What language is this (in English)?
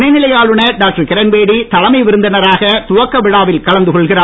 Tamil